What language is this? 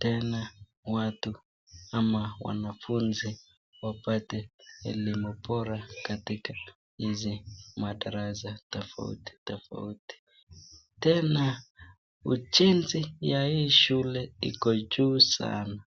Swahili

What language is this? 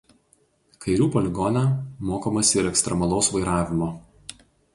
Lithuanian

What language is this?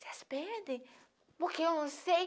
Portuguese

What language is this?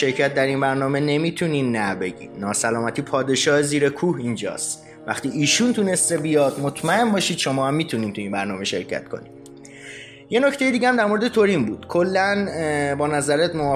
Persian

